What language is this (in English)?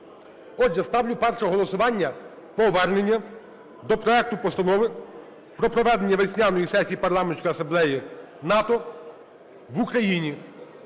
Ukrainian